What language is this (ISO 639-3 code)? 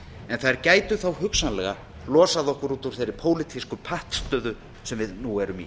isl